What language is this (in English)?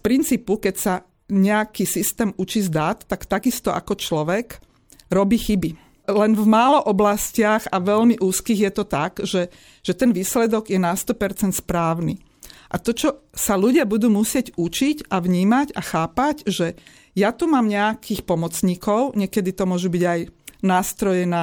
Slovak